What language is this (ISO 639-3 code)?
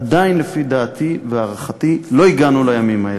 heb